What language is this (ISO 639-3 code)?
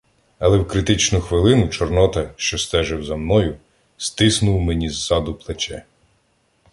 ukr